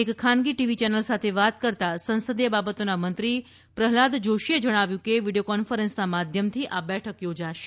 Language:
Gujarati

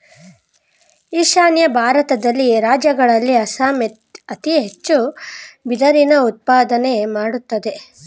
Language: Kannada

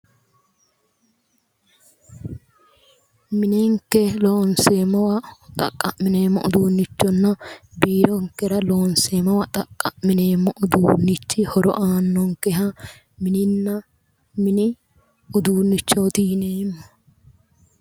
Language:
Sidamo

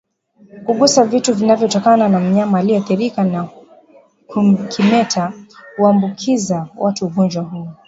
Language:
Swahili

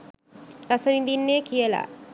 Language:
Sinhala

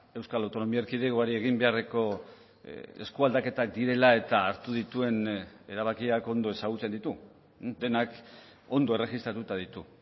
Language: Basque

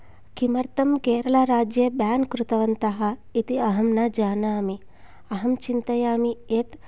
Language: Sanskrit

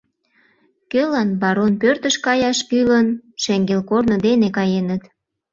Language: Mari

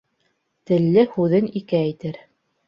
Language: Bashkir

